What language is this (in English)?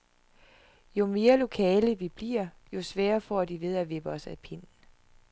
Danish